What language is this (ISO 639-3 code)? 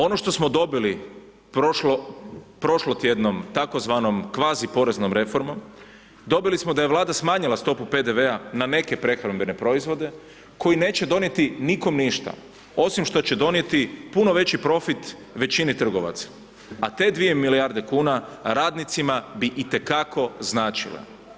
hrv